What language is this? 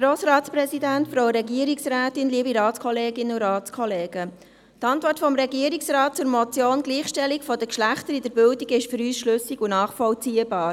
Swiss German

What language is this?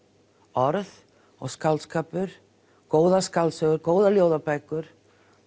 Icelandic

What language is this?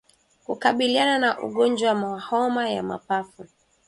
Swahili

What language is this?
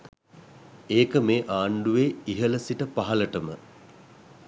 Sinhala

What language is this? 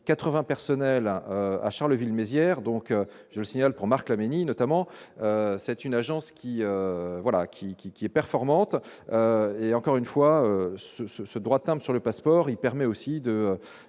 French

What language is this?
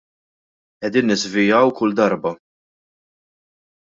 Maltese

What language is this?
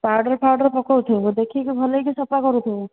Odia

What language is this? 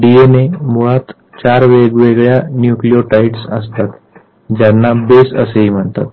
Marathi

